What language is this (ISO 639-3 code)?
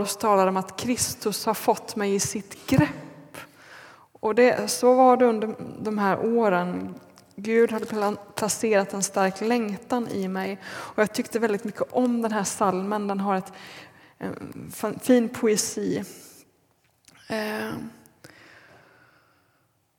swe